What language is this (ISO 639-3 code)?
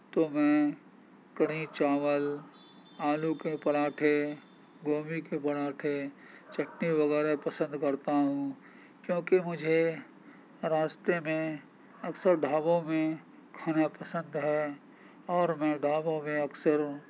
urd